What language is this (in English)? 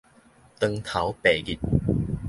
Min Nan Chinese